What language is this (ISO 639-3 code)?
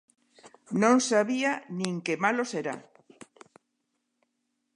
glg